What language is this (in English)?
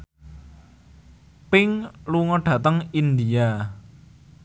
Javanese